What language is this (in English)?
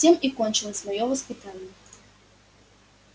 Russian